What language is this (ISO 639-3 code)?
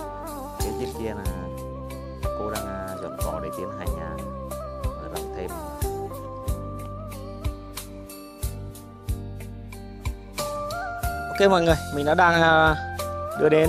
vie